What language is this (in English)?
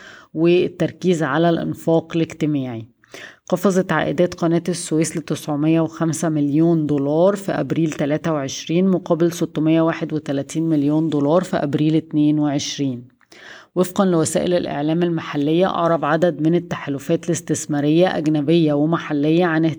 Arabic